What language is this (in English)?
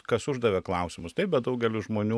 Lithuanian